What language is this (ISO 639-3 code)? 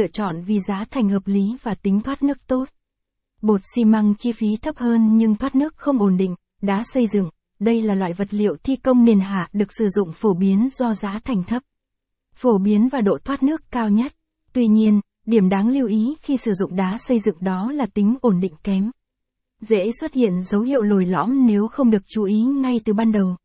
vie